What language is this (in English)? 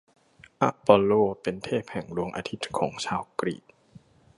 Thai